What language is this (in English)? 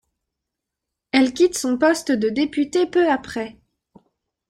French